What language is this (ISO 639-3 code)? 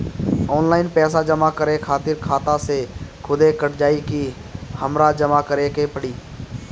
bho